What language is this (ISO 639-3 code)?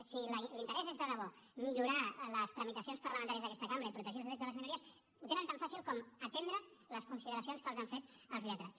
cat